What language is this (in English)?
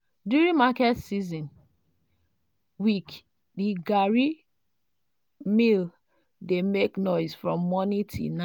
Nigerian Pidgin